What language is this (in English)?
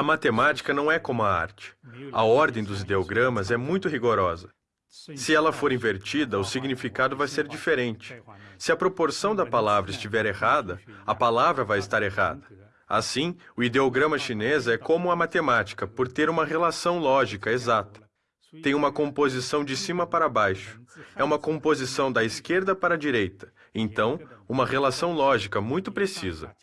Portuguese